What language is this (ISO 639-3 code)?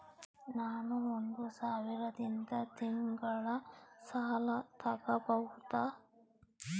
kan